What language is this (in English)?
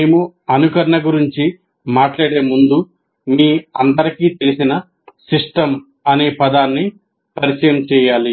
Telugu